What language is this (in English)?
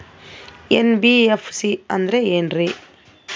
Kannada